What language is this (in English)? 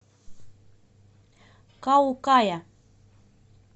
Russian